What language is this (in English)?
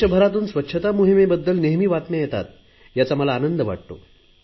Marathi